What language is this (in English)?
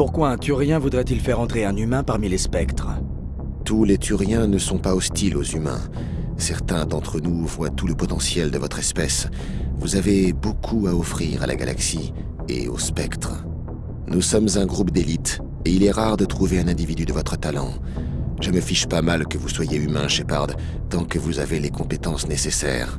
French